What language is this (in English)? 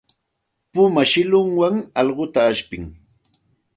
Santa Ana de Tusi Pasco Quechua